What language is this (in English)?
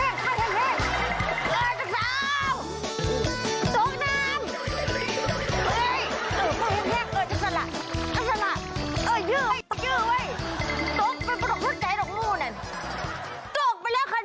Thai